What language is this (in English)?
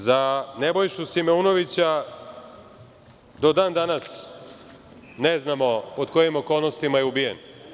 Serbian